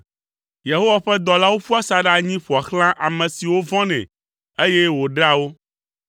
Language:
Ewe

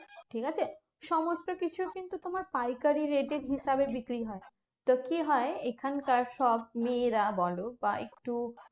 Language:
Bangla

